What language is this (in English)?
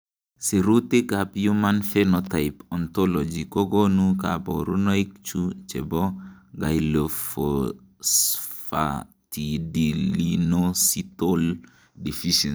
Kalenjin